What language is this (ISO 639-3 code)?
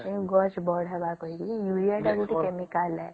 ori